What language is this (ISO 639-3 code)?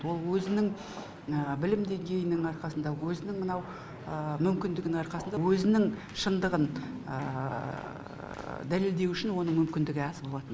kaz